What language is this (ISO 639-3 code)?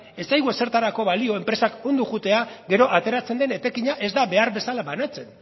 eus